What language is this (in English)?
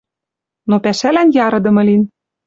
Western Mari